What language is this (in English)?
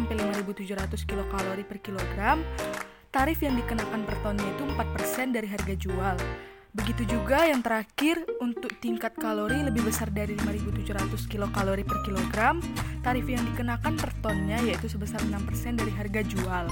Indonesian